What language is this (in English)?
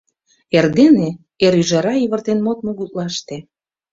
Mari